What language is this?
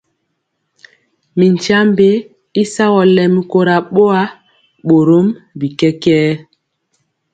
Mpiemo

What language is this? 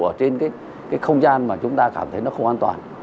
Vietnamese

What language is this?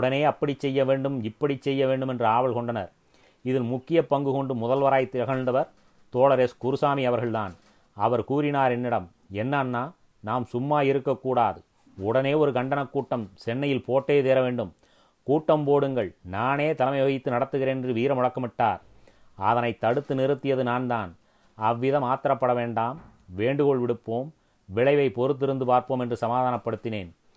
Tamil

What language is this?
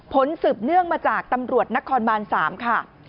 Thai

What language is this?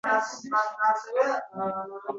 Uzbek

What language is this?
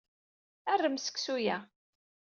Kabyle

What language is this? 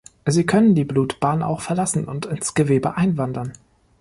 German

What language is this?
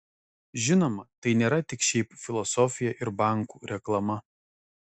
Lithuanian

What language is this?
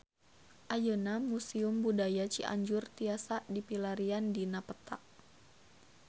Sundanese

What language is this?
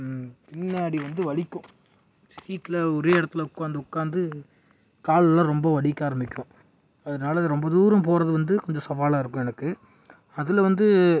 Tamil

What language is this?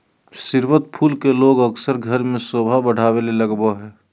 Magahi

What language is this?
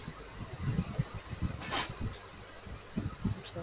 Bangla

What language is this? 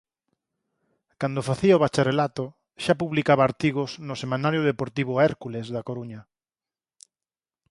Galician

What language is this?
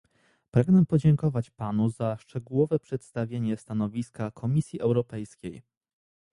Polish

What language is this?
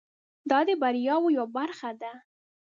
Pashto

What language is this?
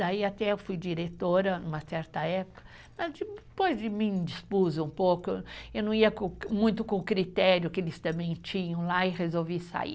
Portuguese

